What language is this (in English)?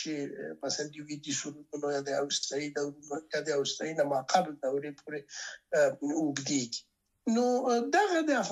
Persian